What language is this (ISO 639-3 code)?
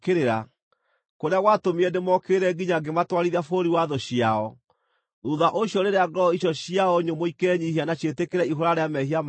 kik